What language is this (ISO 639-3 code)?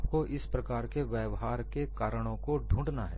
hin